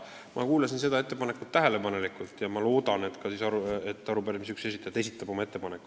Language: Estonian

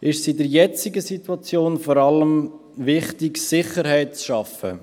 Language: Swiss German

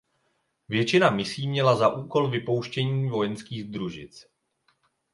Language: Czech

